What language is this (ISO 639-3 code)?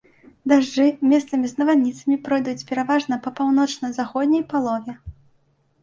bel